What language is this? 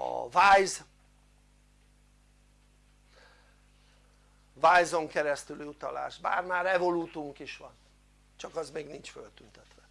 Hungarian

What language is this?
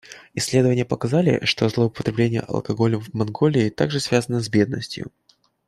Russian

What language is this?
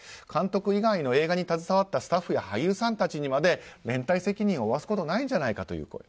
Japanese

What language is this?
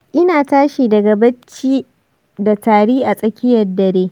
Hausa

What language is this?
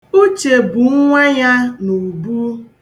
Igbo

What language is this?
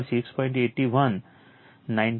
Gujarati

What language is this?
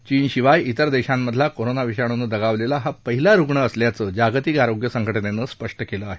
Marathi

